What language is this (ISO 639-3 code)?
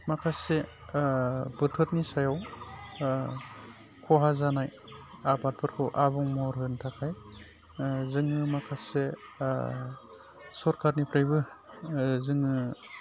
brx